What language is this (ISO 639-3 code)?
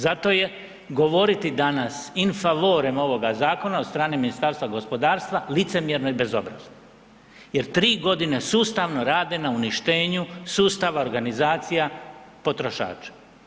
hrv